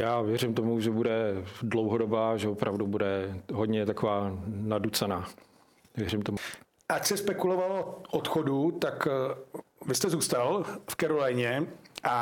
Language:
Czech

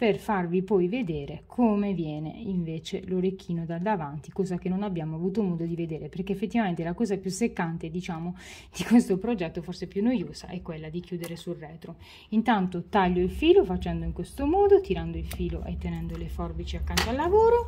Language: Italian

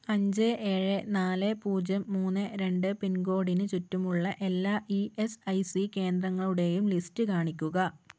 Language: Malayalam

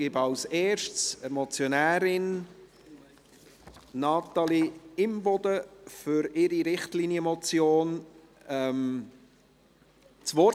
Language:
Swiss German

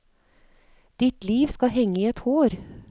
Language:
Norwegian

